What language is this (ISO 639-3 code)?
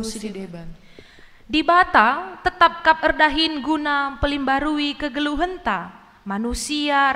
ind